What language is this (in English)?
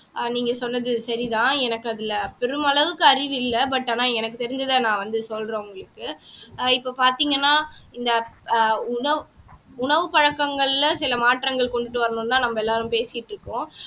Tamil